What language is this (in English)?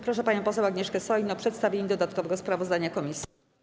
Polish